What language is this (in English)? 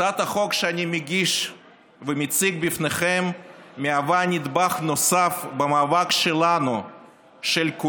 Hebrew